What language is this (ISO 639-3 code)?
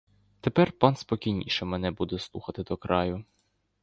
ukr